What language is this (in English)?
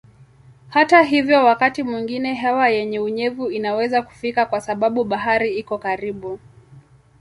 Swahili